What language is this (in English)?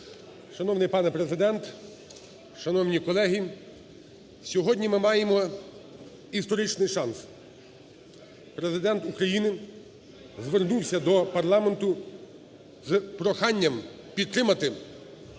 Ukrainian